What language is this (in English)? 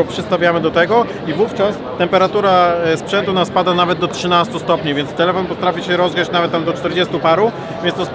Polish